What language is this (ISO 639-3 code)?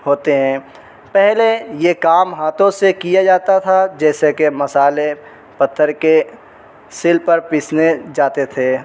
urd